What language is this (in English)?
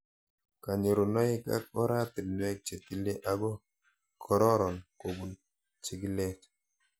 Kalenjin